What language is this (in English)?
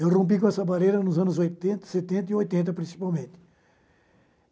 Portuguese